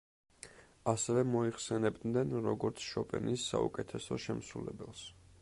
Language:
Georgian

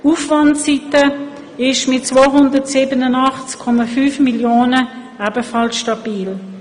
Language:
Swiss German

